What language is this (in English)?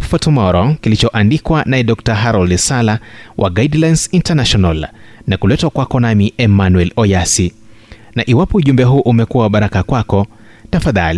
Swahili